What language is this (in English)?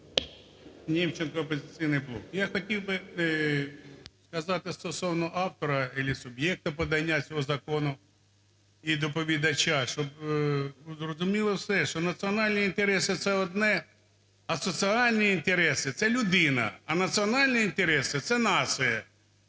Ukrainian